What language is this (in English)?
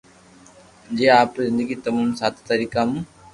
Loarki